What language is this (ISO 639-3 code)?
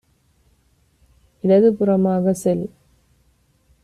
tam